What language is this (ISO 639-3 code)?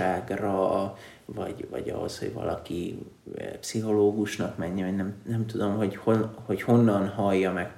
hun